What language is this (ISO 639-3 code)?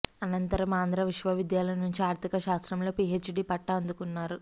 tel